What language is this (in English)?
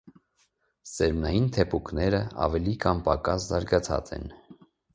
Armenian